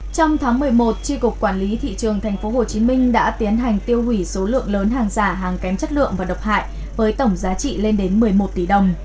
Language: Vietnamese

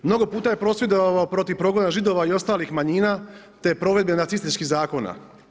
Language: Croatian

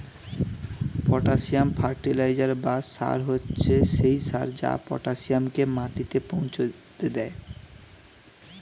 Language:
Bangla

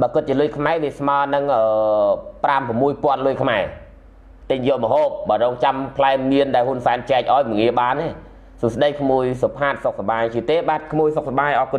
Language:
Thai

